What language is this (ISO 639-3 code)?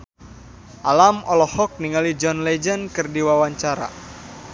sun